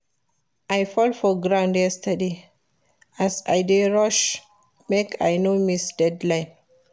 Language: Nigerian Pidgin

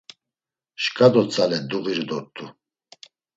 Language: Laz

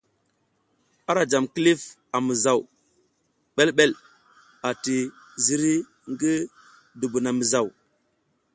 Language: South Giziga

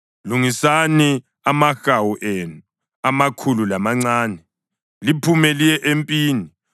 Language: North Ndebele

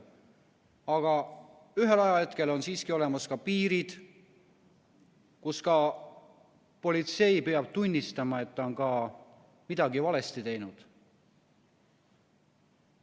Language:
Estonian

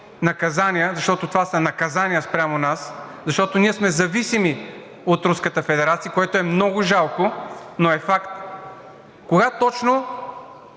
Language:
Bulgarian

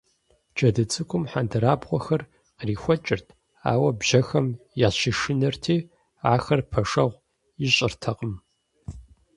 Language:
Kabardian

